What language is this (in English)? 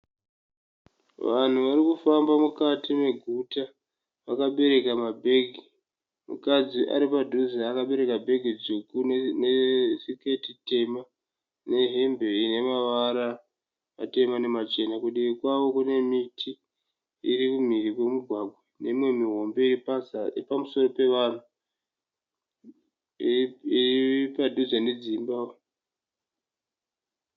Shona